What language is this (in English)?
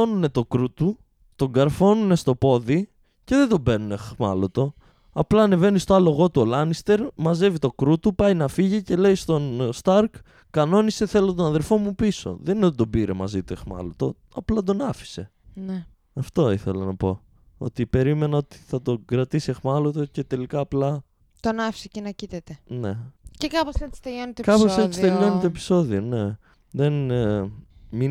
Greek